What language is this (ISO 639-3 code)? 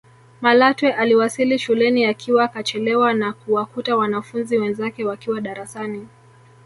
swa